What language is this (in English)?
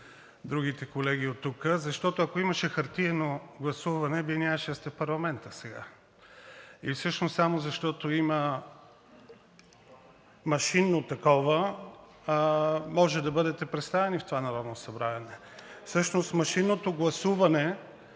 Bulgarian